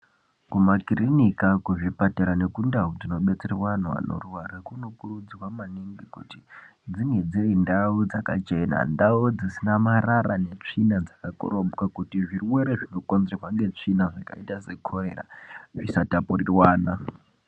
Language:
Ndau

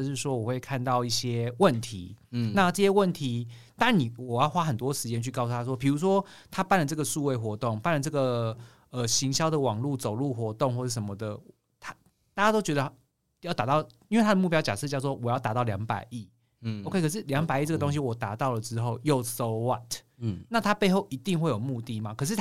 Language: Chinese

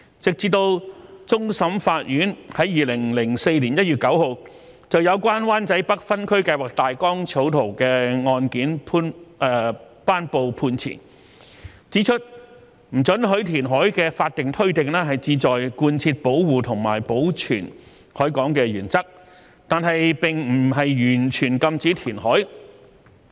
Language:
Cantonese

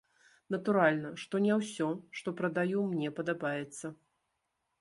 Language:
Belarusian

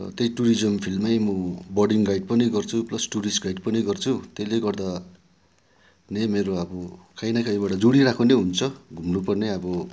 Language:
Nepali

